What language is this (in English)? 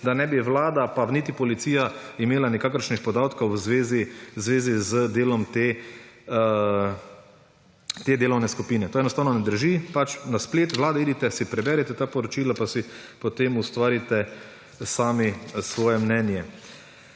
Slovenian